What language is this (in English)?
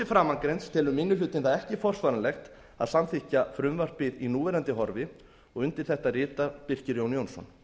Icelandic